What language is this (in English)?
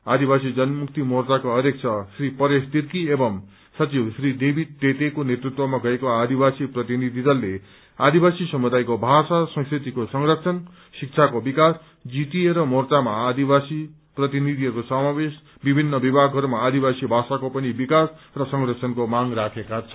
Nepali